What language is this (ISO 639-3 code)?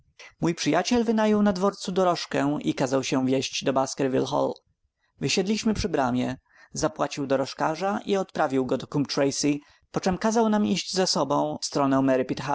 pol